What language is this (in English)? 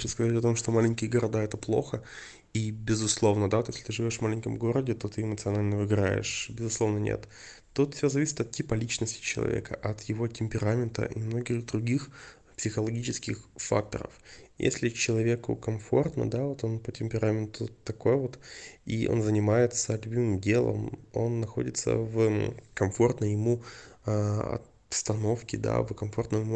Russian